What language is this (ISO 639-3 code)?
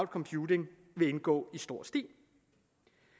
dan